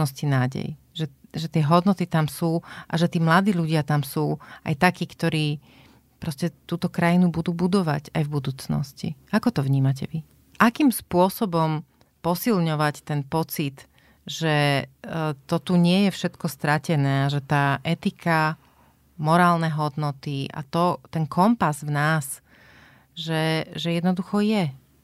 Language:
Slovak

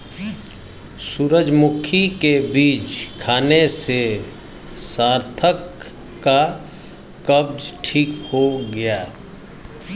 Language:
Hindi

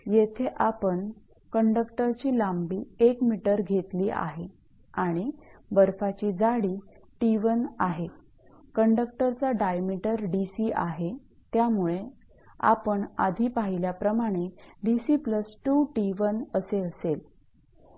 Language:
Marathi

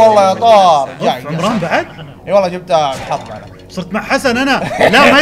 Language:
Arabic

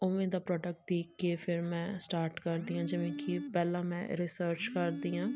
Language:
Punjabi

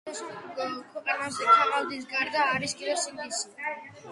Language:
Georgian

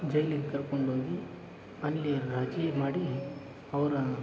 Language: Kannada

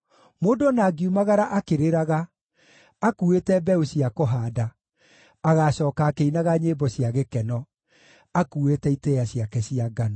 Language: Kikuyu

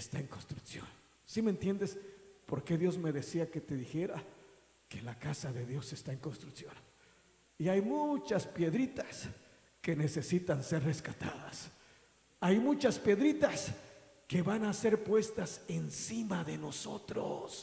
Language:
Spanish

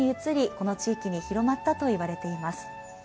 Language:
Japanese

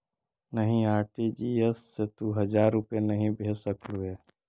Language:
Magahi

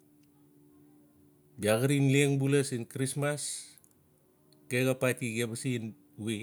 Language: Notsi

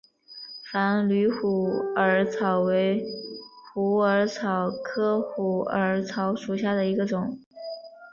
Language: Chinese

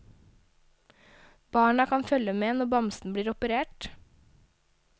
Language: Norwegian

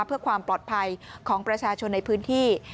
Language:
Thai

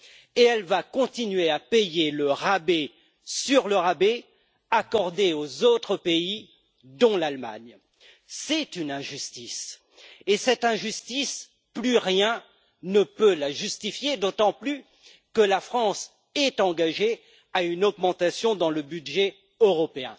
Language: French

